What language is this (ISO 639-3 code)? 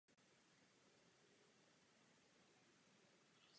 ces